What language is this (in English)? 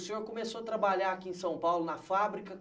Portuguese